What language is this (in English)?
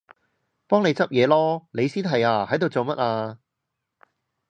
Cantonese